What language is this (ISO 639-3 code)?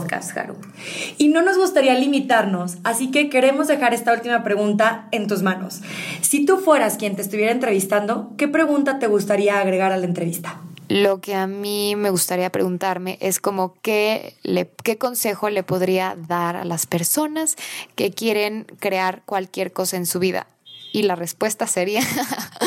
spa